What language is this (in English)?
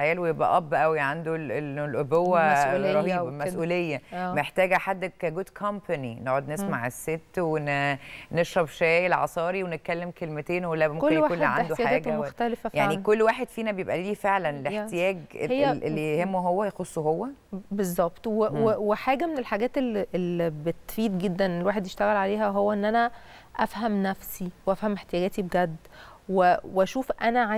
Arabic